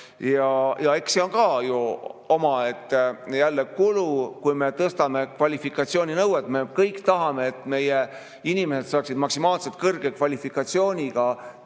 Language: Estonian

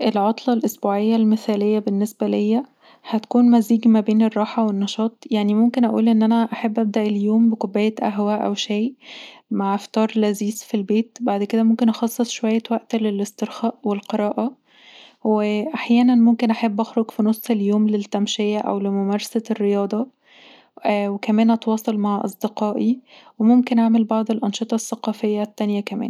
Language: Egyptian Arabic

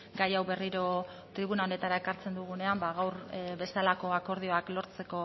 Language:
Basque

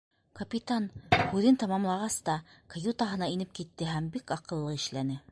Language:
Bashkir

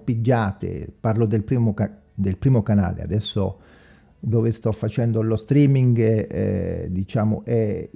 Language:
Italian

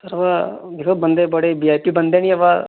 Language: Dogri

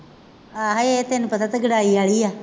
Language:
Punjabi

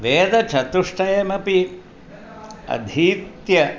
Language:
Sanskrit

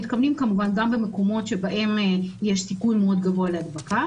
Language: Hebrew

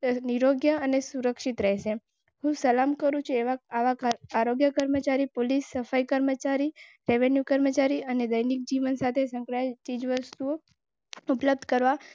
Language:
Gujarati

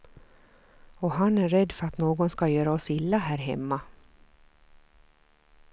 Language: Swedish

